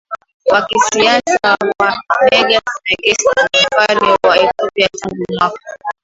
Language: Swahili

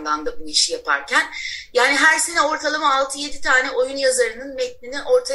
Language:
Turkish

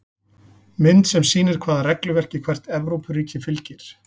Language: Icelandic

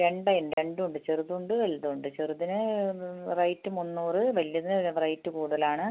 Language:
Malayalam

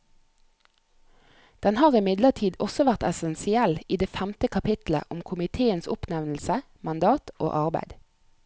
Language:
Norwegian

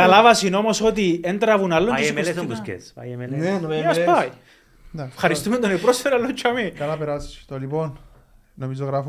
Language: Greek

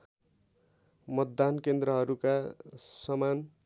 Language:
Nepali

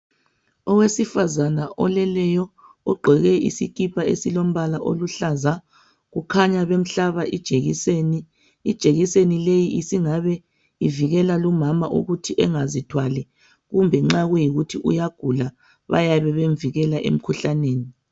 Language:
North Ndebele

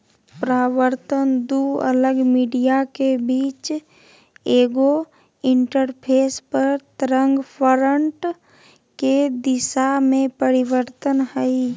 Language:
Magahi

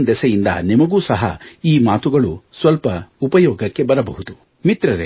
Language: Kannada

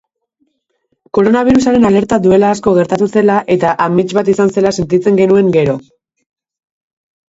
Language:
Basque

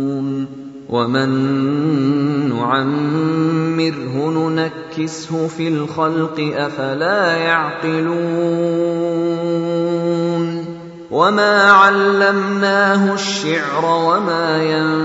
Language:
Bangla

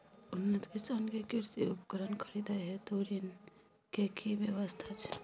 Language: Maithili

